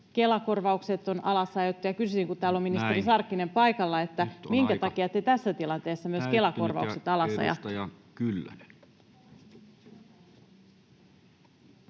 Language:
Finnish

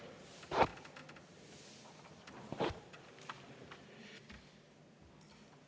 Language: Estonian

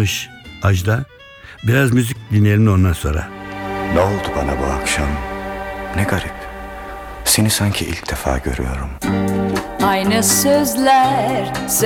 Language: Turkish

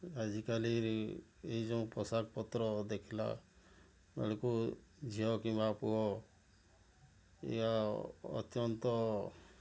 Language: Odia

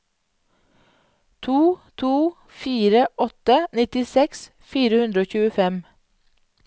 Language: Norwegian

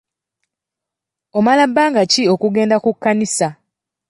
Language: Ganda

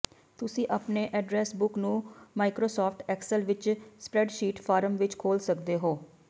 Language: Punjabi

